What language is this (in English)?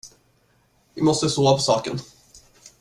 Swedish